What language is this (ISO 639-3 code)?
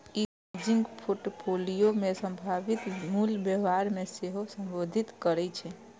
mai